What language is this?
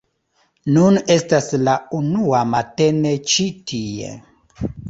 Esperanto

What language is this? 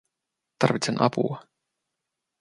Finnish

